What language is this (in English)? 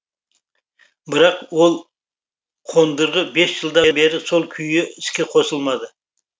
Kazakh